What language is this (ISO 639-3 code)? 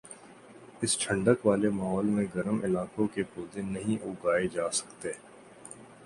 urd